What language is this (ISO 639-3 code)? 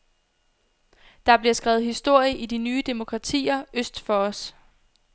dan